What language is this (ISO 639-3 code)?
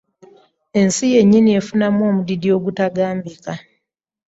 lug